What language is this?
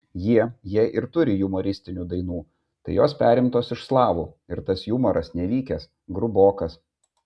Lithuanian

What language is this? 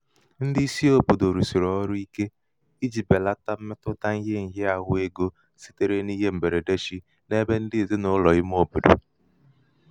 Igbo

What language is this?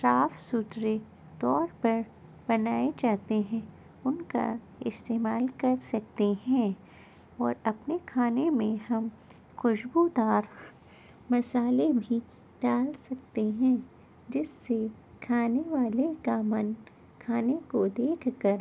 Urdu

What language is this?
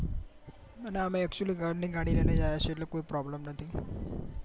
Gujarati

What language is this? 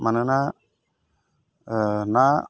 Bodo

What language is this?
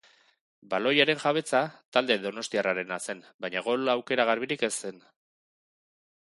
Basque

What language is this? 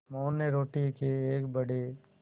Hindi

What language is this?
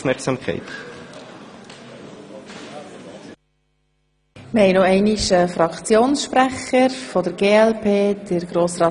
Swiss German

